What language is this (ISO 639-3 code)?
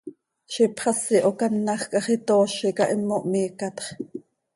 sei